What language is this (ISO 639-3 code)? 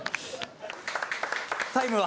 jpn